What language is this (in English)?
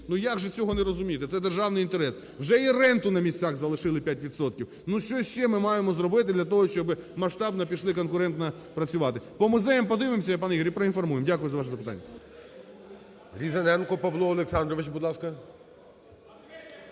Ukrainian